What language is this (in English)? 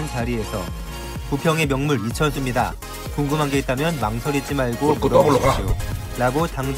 Korean